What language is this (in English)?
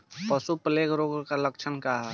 Bhojpuri